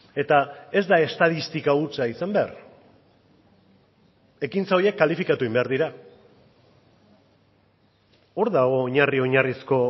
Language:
Basque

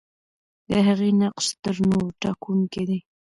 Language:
Pashto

